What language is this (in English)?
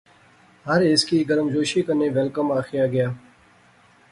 Pahari-Potwari